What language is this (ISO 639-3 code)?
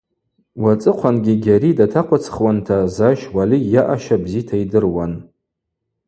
abq